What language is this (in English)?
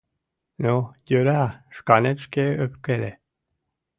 Mari